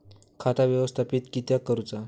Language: Marathi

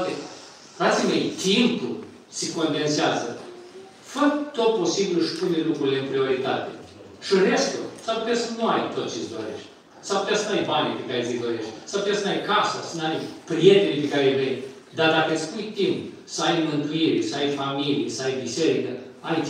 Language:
Romanian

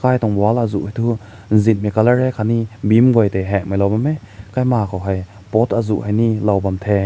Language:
Rongmei Naga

